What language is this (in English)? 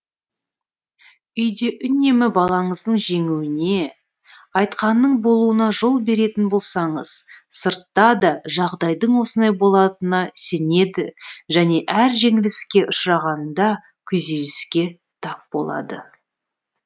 Kazakh